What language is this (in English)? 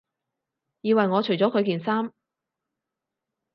Cantonese